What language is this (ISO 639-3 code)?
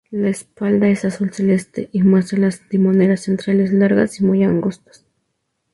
spa